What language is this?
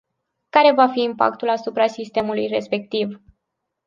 Romanian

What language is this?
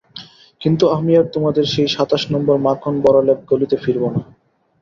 Bangla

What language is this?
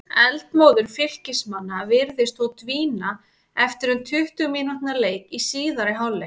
Icelandic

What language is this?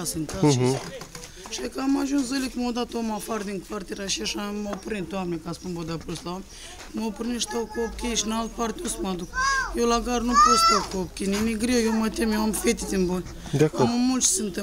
Romanian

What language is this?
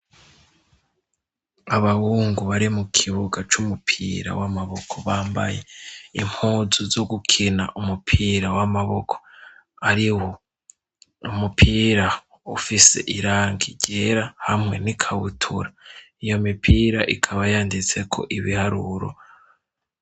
Rundi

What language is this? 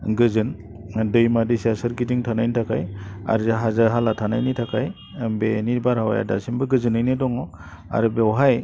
Bodo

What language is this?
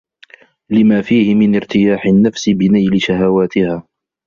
Arabic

